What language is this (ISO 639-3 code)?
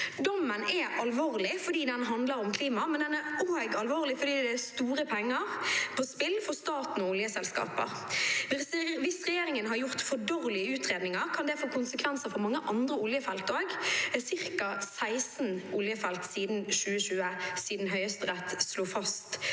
nor